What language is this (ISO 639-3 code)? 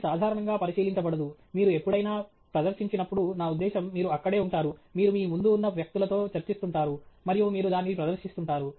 tel